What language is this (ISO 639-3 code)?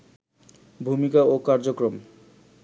ben